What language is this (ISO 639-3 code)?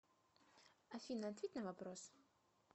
rus